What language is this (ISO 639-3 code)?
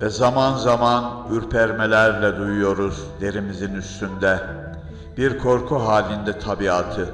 tur